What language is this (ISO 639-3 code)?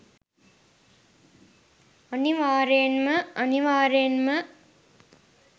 sin